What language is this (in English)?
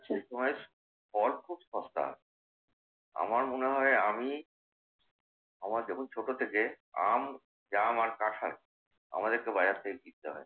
Bangla